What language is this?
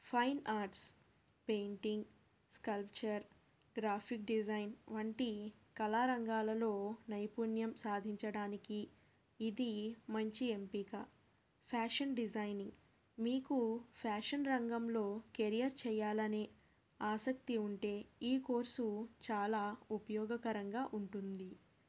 Telugu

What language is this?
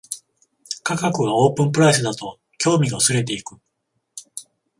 Japanese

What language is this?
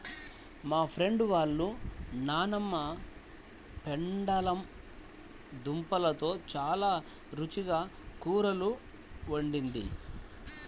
Telugu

